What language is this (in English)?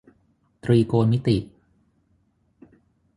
Thai